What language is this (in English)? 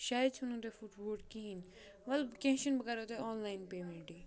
Kashmiri